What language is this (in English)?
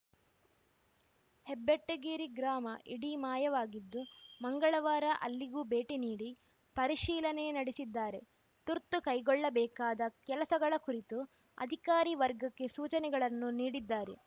Kannada